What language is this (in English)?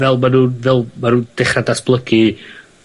Welsh